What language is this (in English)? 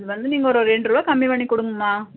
Tamil